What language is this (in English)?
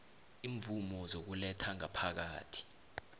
South Ndebele